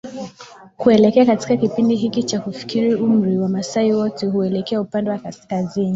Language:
Swahili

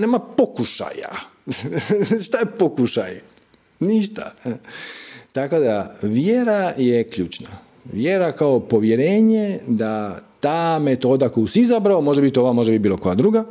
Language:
Croatian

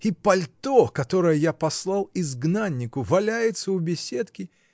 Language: Russian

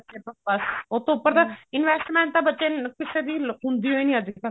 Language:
Punjabi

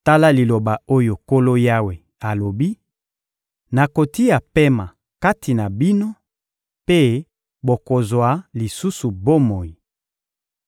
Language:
Lingala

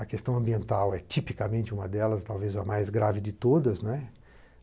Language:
Portuguese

